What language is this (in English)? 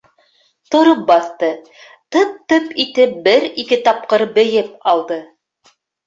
Bashkir